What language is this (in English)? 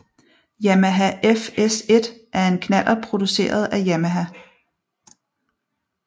Danish